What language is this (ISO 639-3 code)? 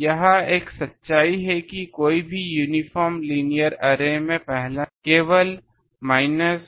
hin